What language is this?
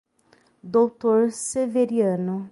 Portuguese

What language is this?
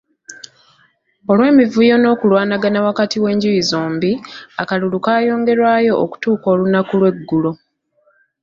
Ganda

